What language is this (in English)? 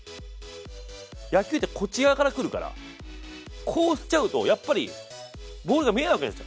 Japanese